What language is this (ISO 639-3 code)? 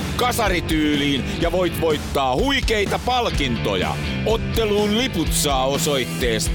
fin